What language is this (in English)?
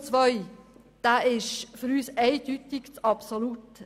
Swiss German